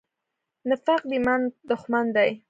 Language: Pashto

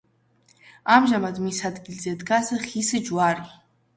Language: Georgian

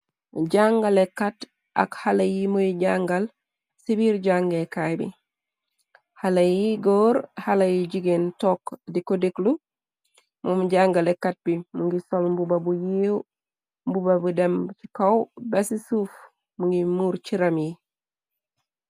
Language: Wolof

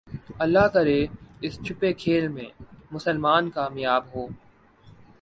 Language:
Urdu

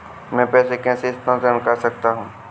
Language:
Hindi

